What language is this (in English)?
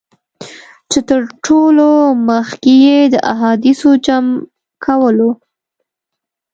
Pashto